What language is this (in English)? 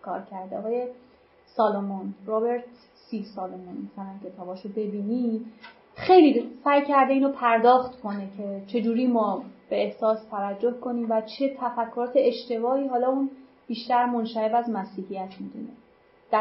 Persian